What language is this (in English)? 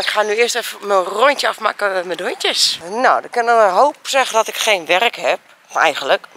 Dutch